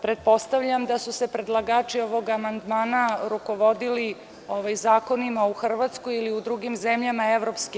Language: Serbian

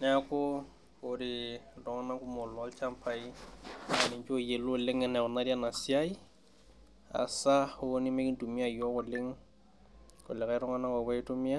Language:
Masai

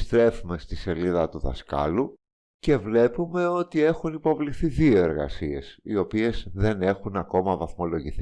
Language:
Greek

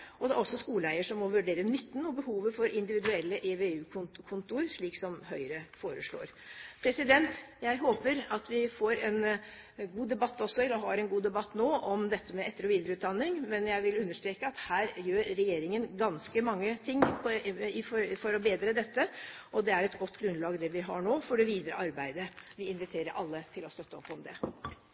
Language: Norwegian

